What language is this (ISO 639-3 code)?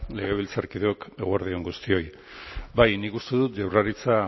eus